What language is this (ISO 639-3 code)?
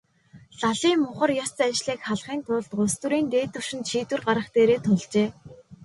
mon